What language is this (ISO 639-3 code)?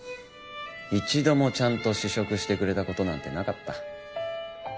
jpn